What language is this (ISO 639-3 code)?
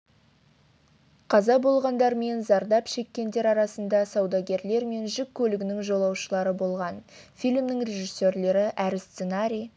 kaz